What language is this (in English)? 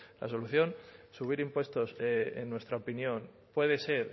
Spanish